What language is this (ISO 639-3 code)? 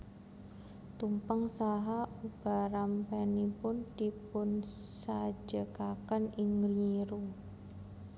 jav